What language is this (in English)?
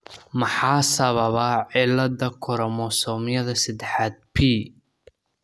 Somali